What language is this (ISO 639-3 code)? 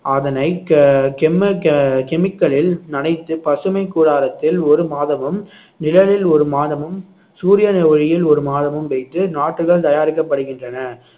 tam